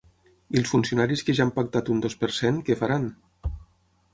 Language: Catalan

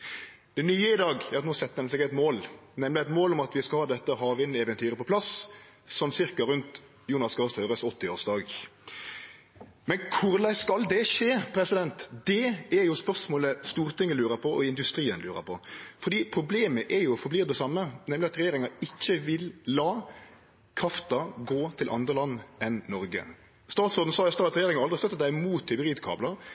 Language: Norwegian Nynorsk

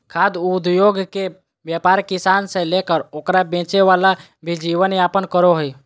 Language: Magahi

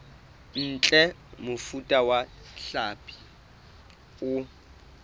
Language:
Southern Sotho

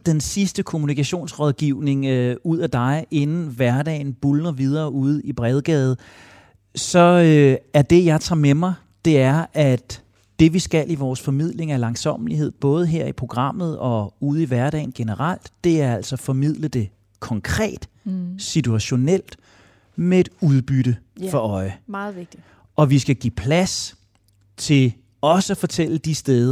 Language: Danish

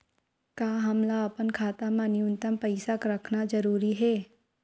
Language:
Chhattisgarhi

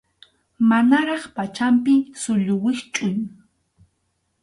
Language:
Arequipa-La Unión Quechua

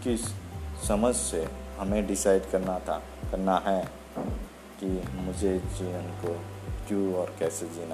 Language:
Hindi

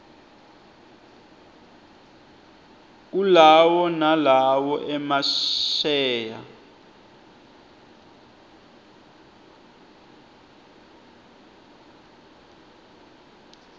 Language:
Swati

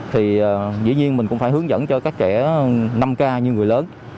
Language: Vietnamese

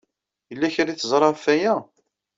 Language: Kabyle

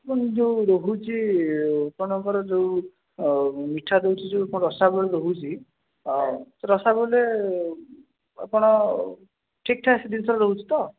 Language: Odia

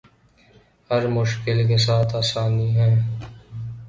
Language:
Urdu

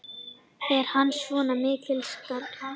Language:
Icelandic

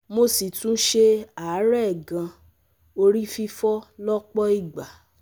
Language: Yoruba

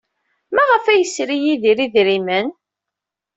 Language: Kabyle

